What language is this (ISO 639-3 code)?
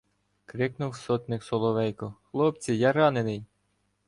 ukr